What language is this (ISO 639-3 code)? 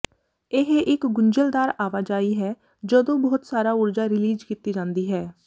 pan